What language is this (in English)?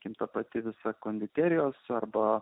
Lithuanian